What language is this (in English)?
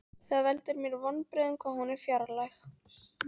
Icelandic